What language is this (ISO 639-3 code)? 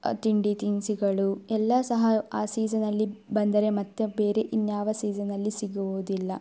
kan